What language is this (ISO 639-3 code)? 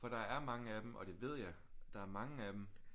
dan